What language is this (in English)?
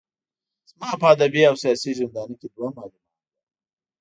Pashto